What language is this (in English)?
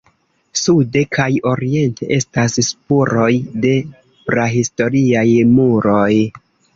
Esperanto